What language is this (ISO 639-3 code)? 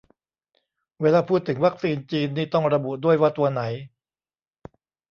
tha